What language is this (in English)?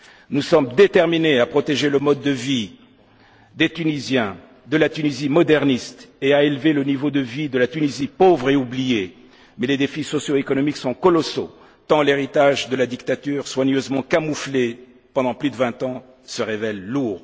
French